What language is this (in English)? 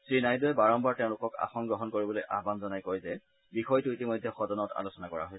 Assamese